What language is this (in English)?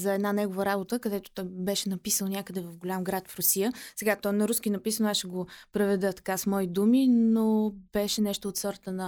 Bulgarian